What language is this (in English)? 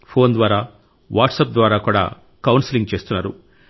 Telugu